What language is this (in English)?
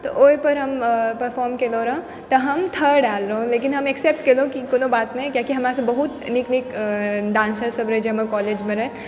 Maithili